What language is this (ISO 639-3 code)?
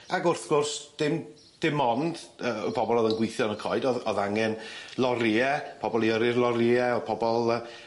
cym